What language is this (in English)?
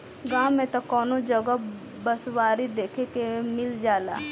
Bhojpuri